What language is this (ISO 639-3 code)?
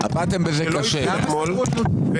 heb